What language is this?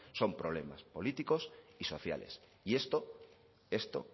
Spanish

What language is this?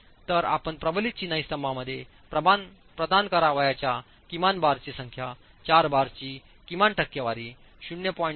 Marathi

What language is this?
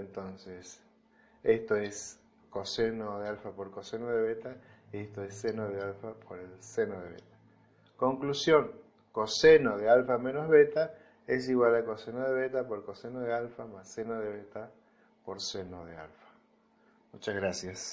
Spanish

